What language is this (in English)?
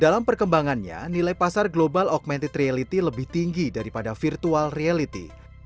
Indonesian